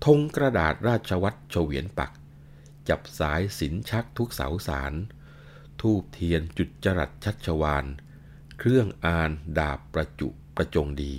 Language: Thai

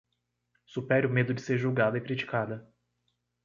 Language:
Portuguese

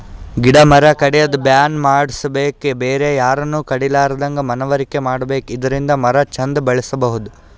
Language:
Kannada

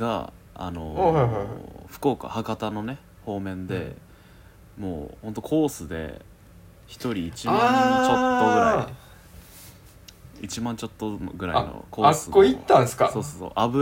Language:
Japanese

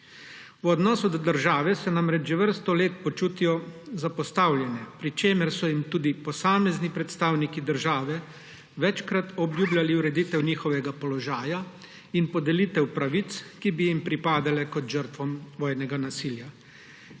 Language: Slovenian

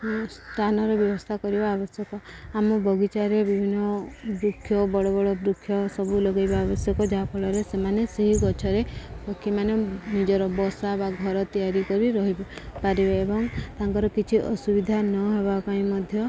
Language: Odia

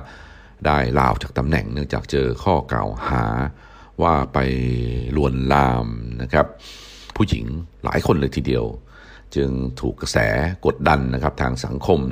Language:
Thai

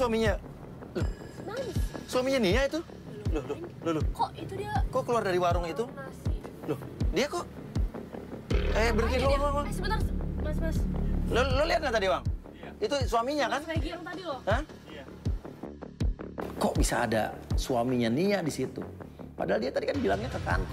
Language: Indonesian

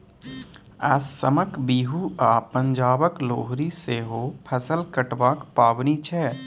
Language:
Maithili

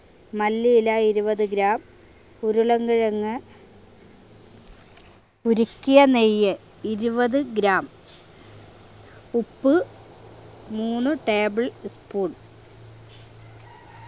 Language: Malayalam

